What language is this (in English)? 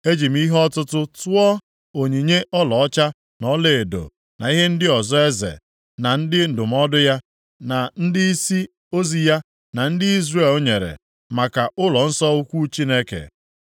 Igbo